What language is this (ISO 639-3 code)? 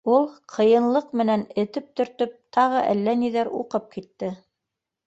bak